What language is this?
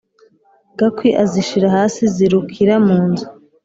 Kinyarwanda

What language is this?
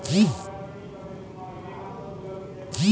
Chhattisgarhi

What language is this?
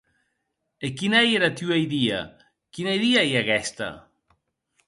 Occitan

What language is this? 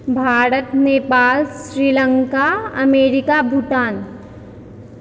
Maithili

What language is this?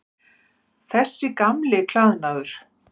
Icelandic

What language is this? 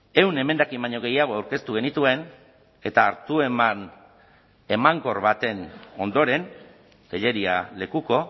Basque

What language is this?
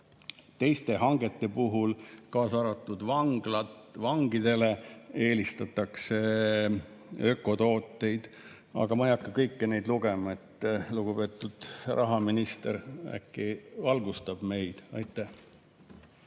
Estonian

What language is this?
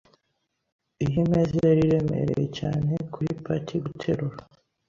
Kinyarwanda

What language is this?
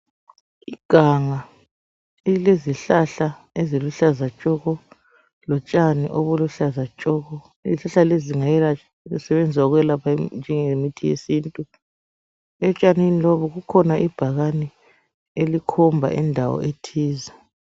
North Ndebele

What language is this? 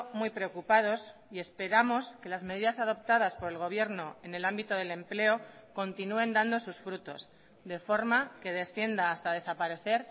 Spanish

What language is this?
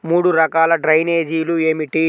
Telugu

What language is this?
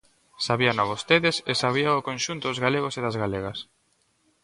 Galician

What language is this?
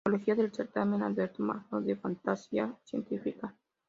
Spanish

